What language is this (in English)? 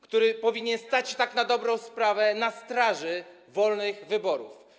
Polish